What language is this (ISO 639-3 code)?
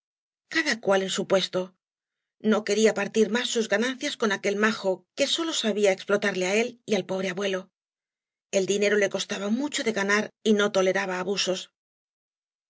spa